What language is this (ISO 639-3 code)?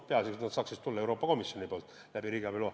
est